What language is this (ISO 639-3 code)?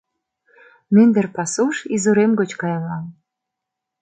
chm